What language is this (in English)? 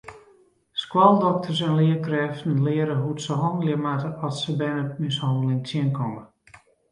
Western Frisian